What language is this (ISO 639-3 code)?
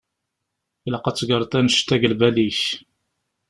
kab